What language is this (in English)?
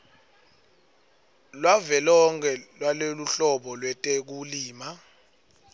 Swati